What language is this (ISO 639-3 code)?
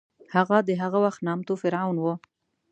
pus